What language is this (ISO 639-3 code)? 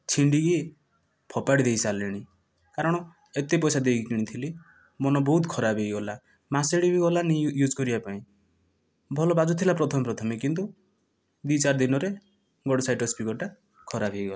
ori